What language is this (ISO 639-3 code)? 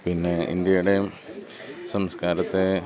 mal